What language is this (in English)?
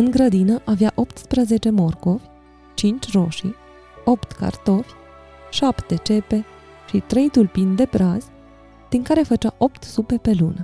Romanian